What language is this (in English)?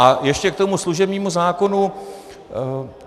Czech